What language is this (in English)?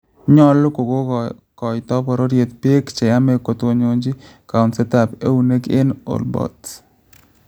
Kalenjin